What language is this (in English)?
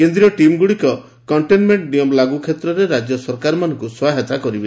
Odia